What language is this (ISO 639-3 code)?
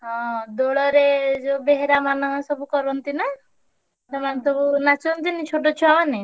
ori